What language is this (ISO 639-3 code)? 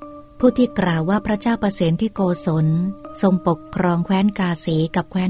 tha